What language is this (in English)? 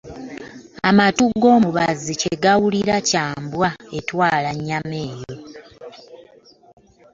Ganda